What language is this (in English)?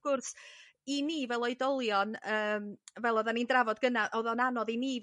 Welsh